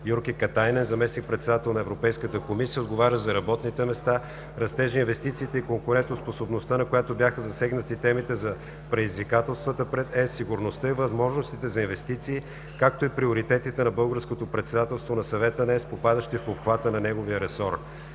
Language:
Bulgarian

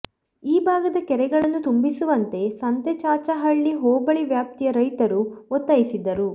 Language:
Kannada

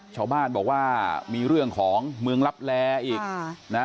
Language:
Thai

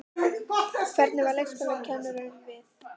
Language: Icelandic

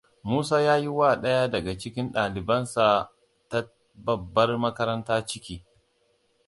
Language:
Hausa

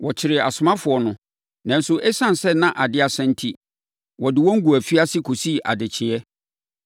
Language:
Akan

